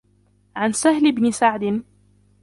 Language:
Arabic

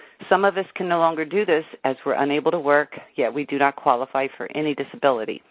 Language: English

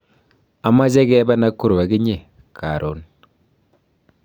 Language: Kalenjin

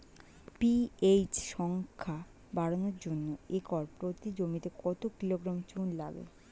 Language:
Bangla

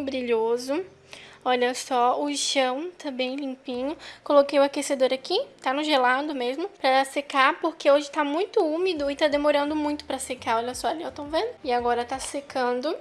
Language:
Portuguese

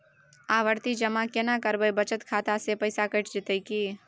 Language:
Maithili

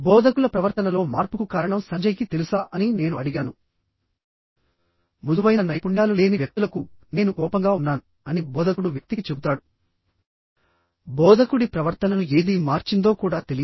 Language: Telugu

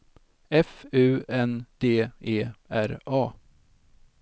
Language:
Swedish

